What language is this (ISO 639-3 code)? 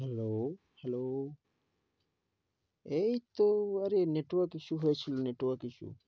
ben